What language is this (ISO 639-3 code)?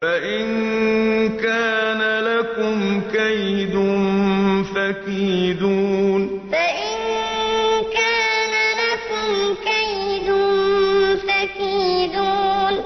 ara